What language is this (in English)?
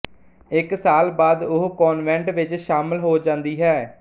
Punjabi